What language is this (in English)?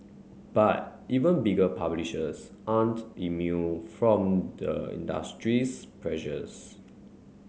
English